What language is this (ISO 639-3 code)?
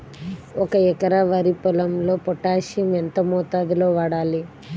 tel